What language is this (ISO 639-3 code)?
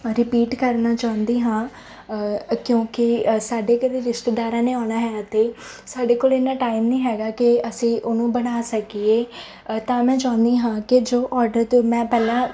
pan